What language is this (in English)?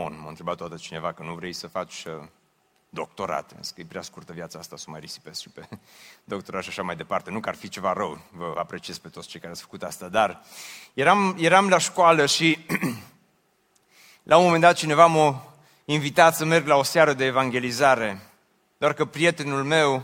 Romanian